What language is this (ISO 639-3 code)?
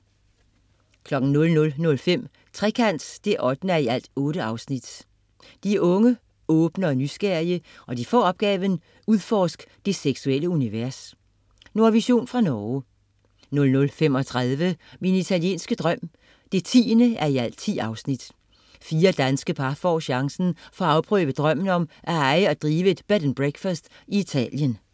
dan